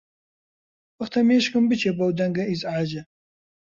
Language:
Central Kurdish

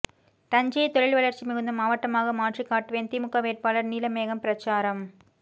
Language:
Tamil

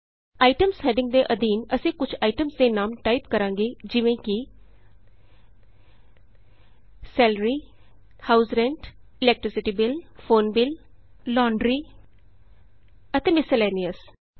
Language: Punjabi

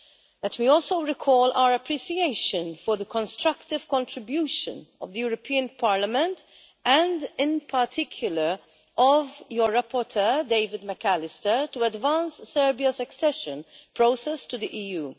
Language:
English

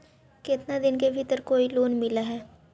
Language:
Magahi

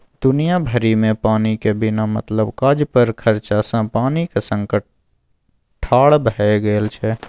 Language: Maithili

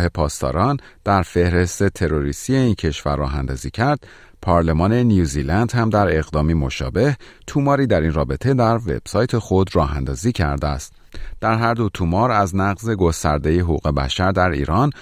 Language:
Persian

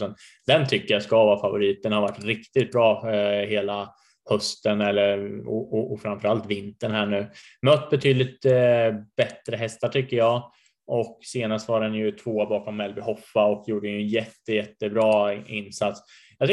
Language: Swedish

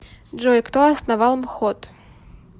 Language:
Russian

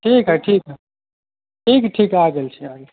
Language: Maithili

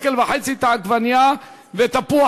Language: Hebrew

